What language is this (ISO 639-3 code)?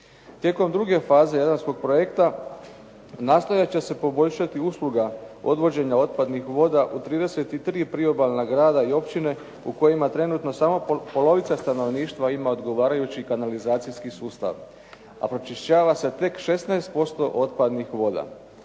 hrv